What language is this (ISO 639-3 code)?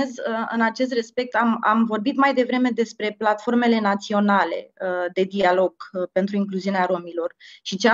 ron